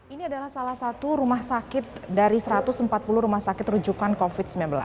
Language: Indonesian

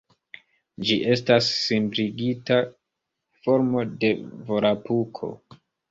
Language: Esperanto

